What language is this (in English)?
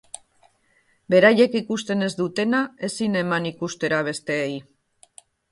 Basque